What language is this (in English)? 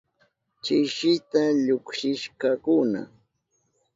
Southern Pastaza Quechua